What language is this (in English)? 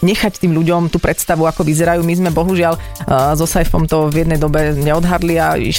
Slovak